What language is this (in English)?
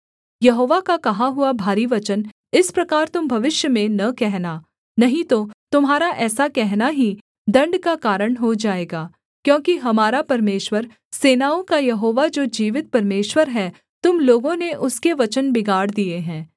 Hindi